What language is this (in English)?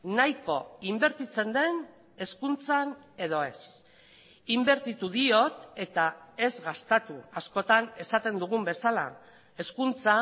Basque